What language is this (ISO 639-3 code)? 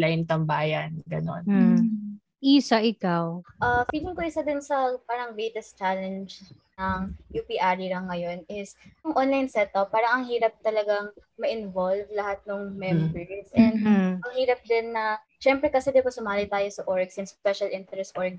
fil